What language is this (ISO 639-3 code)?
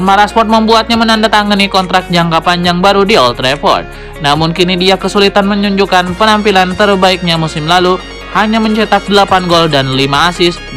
ind